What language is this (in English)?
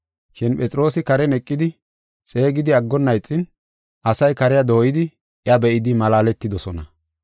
Gofa